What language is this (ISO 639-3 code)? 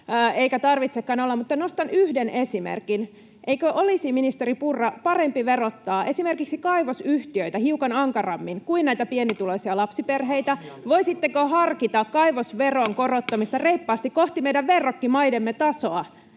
fin